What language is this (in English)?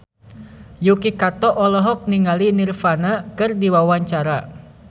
Sundanese